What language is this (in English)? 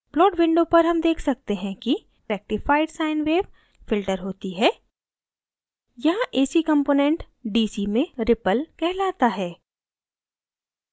Hindi